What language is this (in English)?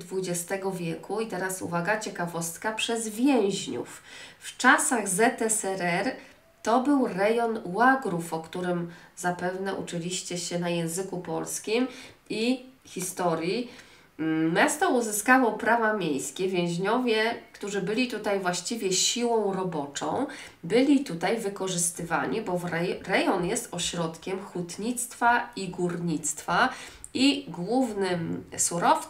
Polish